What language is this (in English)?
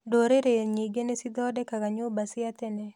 Kikuyu